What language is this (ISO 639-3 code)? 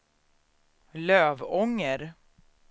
swe